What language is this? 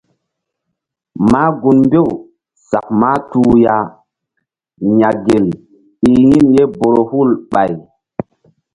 Mbum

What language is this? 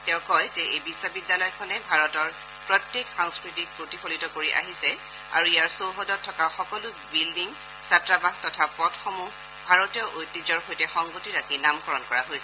Assamese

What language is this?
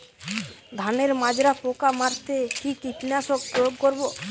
Bangla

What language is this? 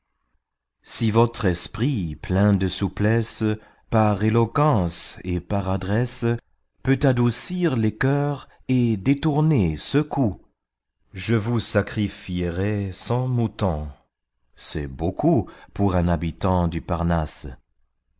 French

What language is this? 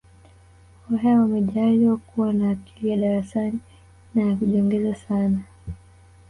Swahili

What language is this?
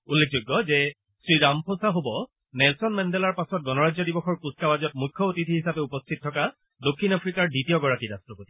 Assamese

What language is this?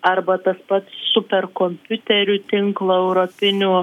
Lithuanian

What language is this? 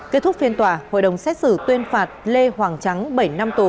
Vietnamese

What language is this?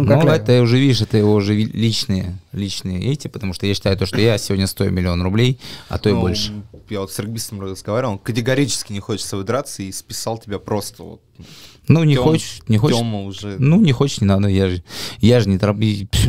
Russian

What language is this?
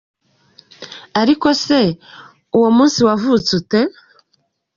Kinyarwanda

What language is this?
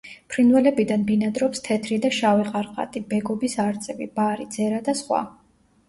Georgian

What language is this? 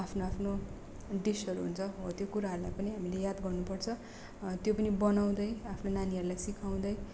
Nepali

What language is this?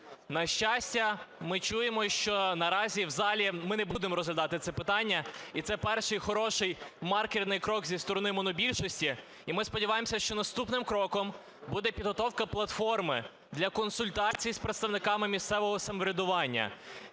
Ukrainian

